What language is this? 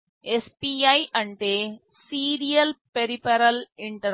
Telugu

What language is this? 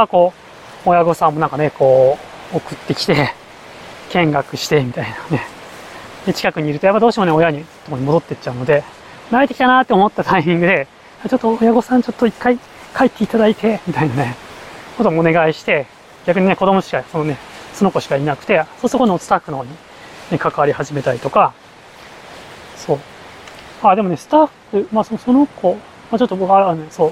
Japanese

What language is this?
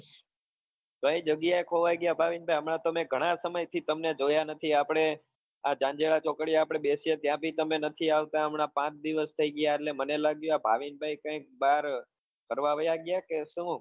Gujarati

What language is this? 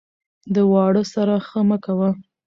Pashto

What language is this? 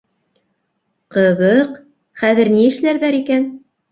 Bashkir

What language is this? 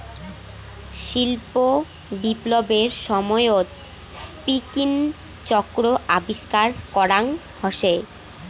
Bangla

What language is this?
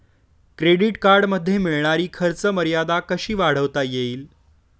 Marathi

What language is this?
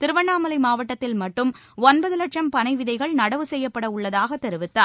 Tamil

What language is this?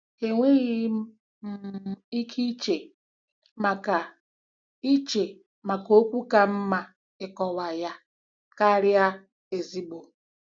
Igbo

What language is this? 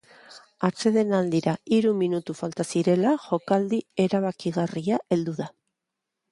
Basque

